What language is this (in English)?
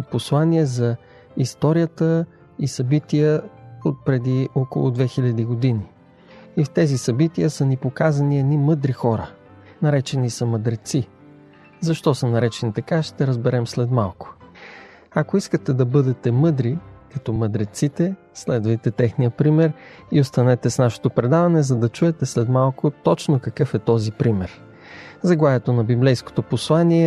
Bulgarian